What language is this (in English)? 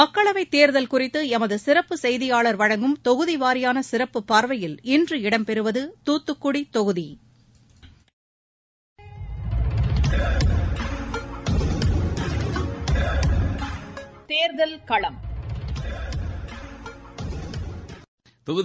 Tamil